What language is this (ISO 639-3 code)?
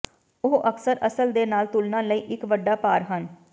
pan